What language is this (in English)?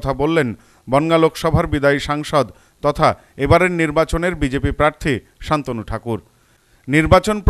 Bangla